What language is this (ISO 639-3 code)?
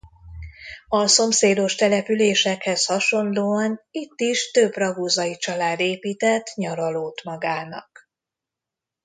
hun